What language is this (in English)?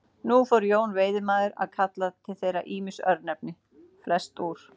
Icelandic